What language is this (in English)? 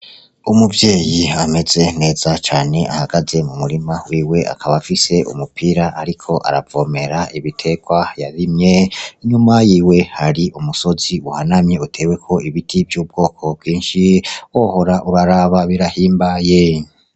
Rundi